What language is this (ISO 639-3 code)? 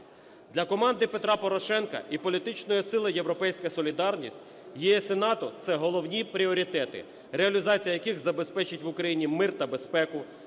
ukr